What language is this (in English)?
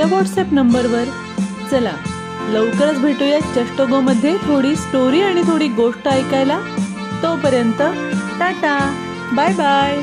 Marathi